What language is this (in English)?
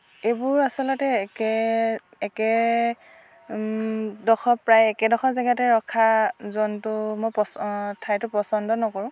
Assamese